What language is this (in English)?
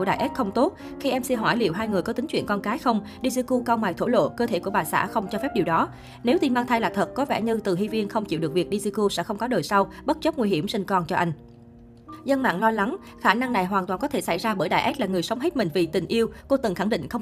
Vietnamese